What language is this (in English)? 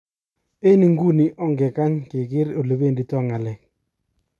Kalenjin